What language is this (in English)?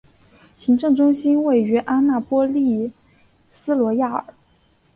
Chinese